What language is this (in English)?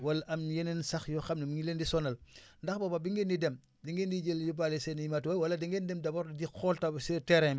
Wolof